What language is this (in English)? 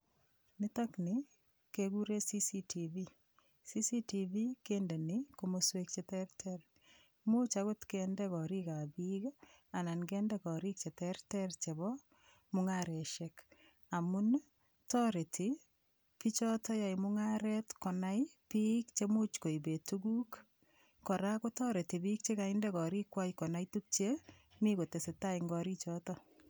Kalenjin